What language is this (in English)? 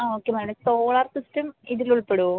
Malayalam